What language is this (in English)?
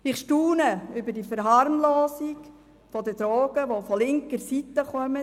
Swiss German